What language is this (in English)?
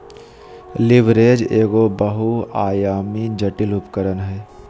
Magahi